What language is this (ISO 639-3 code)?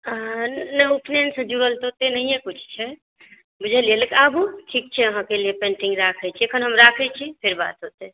mai